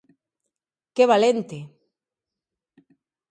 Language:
Galician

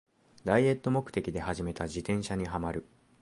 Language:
Japanese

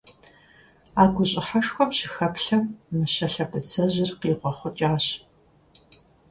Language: Kabardian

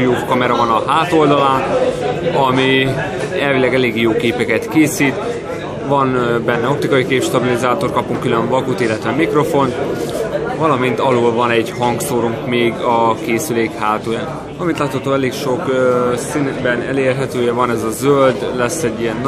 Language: Hungarian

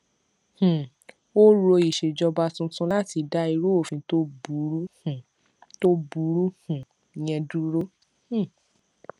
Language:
Yoruba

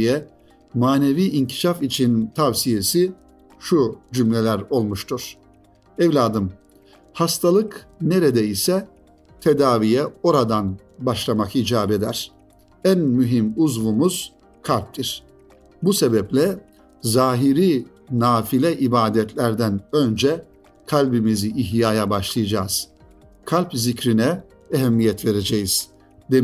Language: Turkish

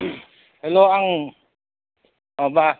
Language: Bodo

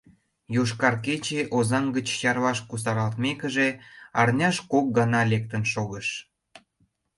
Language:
Mari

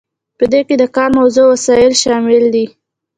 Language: Pashto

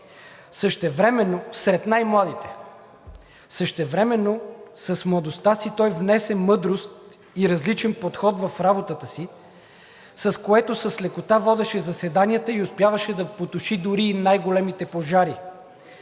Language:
Bulgarian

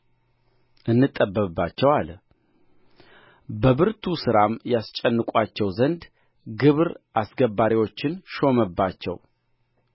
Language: Amharic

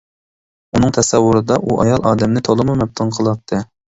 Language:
Uyghur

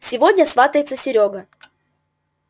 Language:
Russian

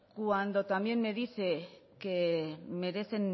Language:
Spanish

